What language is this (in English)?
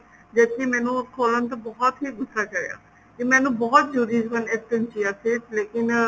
Punjabi